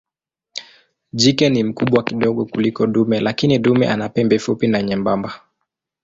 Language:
Swahili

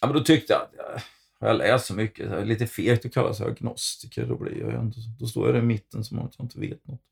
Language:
Swedish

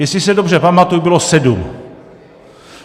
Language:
Czech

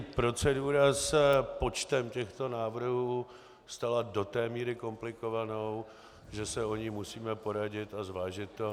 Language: Czech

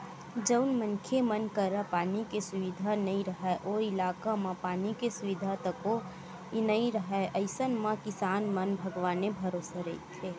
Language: Chhattisgarhi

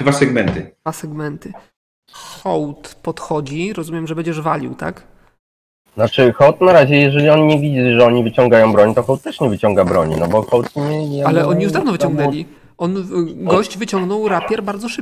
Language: Polish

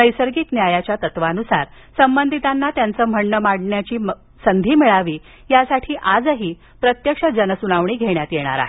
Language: Marathi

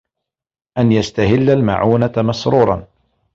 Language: Arabic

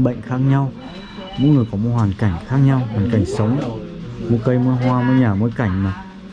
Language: Vietnamese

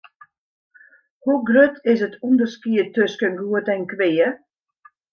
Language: Western Frisian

